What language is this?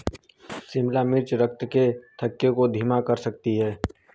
Hindi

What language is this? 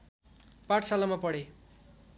Nepali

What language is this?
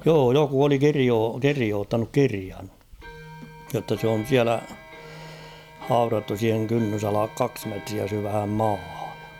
Finnish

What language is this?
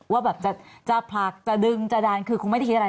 Thai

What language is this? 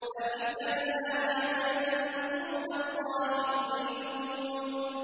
Arabic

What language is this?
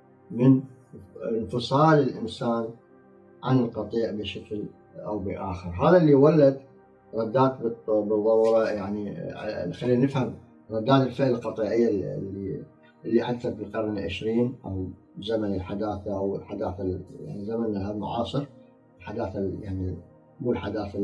Arabic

